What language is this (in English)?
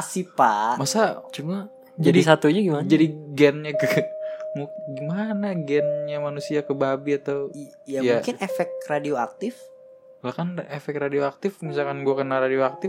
Indonesian